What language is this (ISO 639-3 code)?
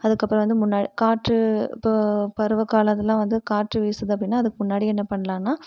tam